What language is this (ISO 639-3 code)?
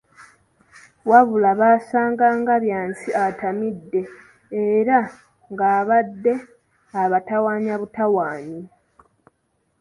lug